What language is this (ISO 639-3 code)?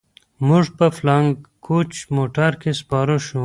pus